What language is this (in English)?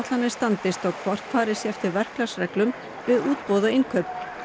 Icelandic